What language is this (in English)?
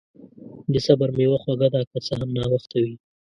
Pashto